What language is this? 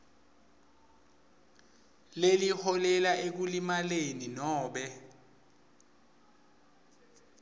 Swati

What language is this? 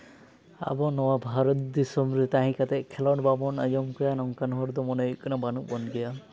Santali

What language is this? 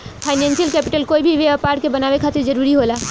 Bhojpuri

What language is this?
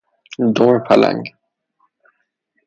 Persian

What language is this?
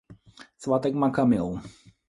Czech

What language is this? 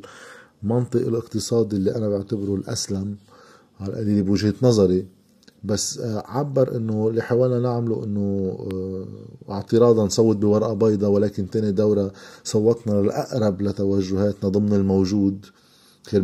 Arabic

